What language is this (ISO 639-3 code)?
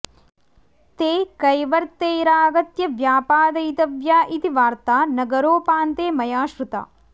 san